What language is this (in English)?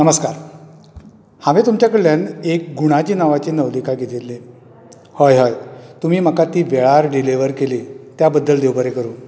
Konkani